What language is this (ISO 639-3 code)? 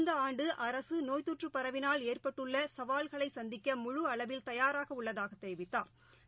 tam